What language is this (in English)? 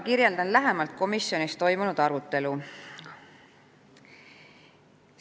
Estonian